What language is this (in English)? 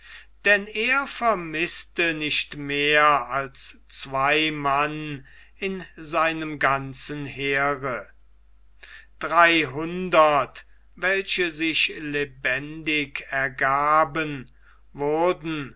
German